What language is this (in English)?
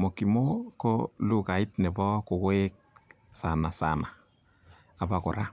Kalenjin